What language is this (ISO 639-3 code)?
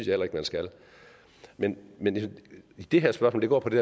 dan